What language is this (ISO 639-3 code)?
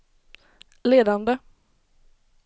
swe